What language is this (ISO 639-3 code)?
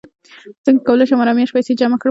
pus